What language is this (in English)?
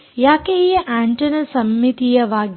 Kannada